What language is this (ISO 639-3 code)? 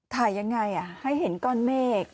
tha